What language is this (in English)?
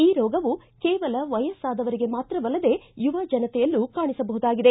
Kannada